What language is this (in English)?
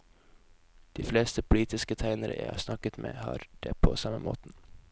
Norwegian